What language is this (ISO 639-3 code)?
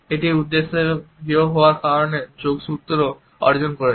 ben